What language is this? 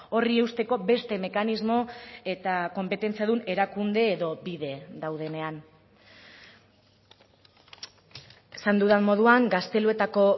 Basque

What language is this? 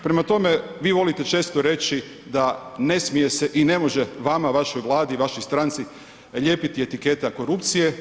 Croatian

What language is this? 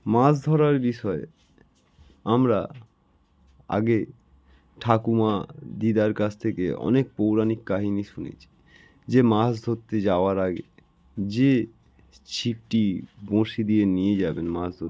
Bangla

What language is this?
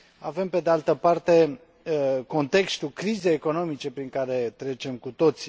Romanian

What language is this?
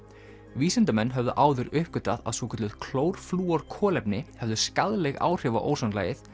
Icelandic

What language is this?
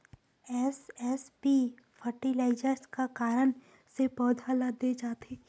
Chhattisgarhi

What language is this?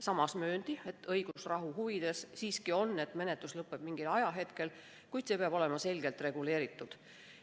Estonian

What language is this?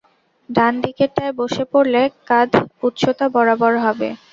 Bangla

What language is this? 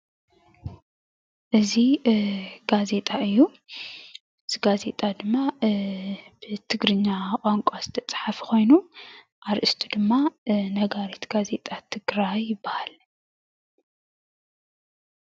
Tigrinya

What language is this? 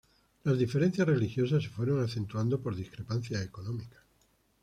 Spanish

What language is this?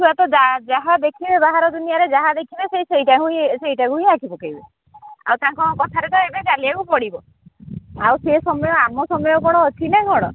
Odia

